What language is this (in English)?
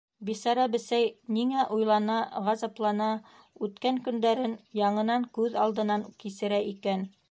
Bashkir